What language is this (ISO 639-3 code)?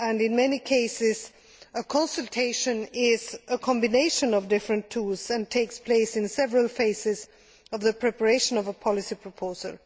eng